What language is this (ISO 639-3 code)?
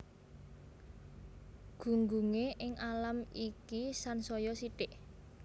jav